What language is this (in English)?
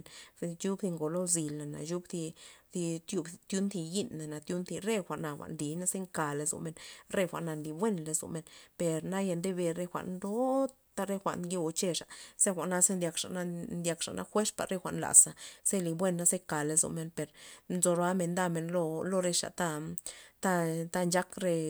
Loxicha Zapotec